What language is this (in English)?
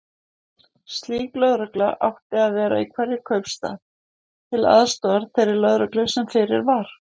Icelandic